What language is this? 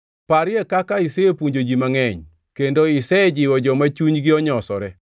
Luo (Kenya and Tanzania)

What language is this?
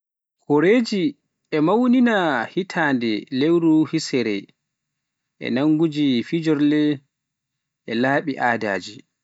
Pular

